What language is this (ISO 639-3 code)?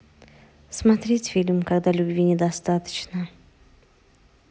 rus